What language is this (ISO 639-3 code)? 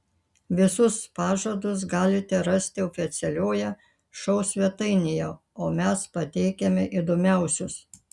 lit